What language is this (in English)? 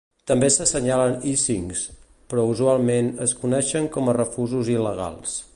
Catalan